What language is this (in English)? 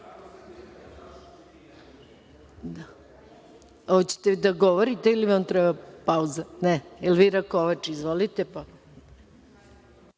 Serbian